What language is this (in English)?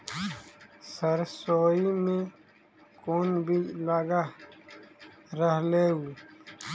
Magahi